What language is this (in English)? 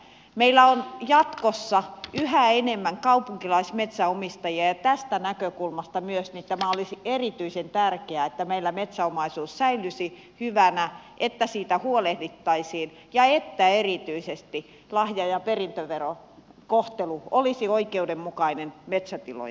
Finnish